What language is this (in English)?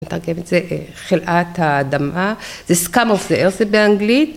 Hebrew